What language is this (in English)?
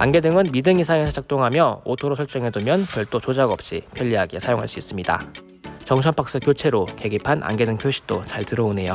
Korean